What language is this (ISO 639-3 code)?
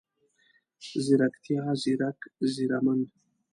pus